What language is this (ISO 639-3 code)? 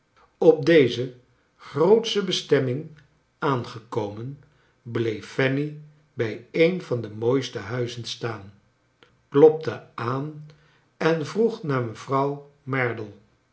nld